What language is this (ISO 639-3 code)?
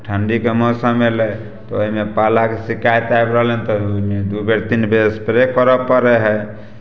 mai